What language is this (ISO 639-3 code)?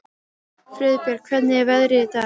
isl